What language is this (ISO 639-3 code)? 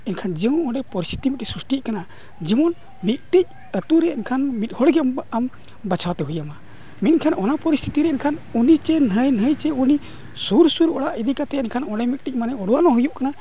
sat